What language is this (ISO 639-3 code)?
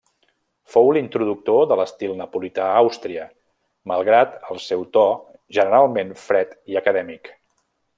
cat